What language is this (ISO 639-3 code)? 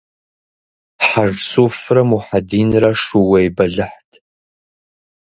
kbd